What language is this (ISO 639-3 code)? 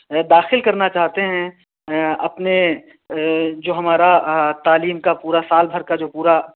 urd